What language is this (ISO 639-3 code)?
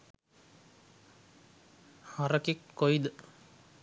sin